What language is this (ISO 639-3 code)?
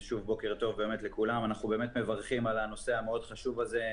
heb